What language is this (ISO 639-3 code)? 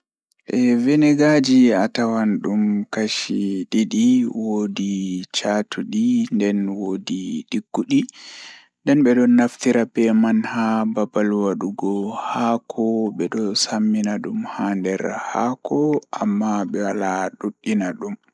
ful